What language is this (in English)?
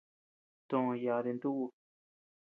Tepeuxila Cuicatec